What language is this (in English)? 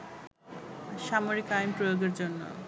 Bangla